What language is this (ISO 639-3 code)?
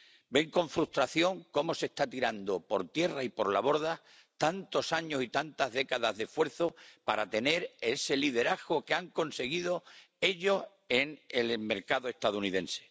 spa